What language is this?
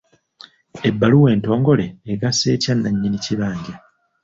Ganda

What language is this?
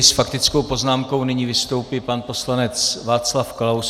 Czech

